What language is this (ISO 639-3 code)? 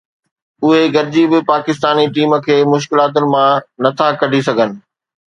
snd